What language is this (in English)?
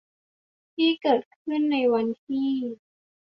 Thai